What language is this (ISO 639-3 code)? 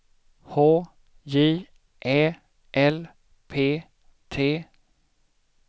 swe